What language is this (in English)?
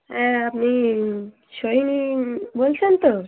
Bangla